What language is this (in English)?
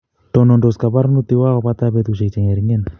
Kalenjin